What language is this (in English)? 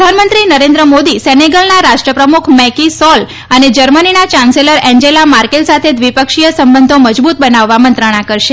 Gujarati